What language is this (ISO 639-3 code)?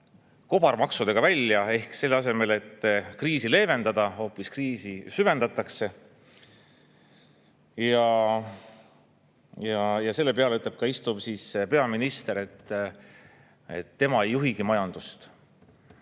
est